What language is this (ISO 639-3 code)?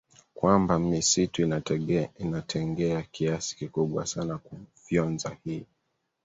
swa